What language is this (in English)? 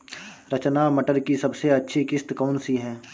Hindi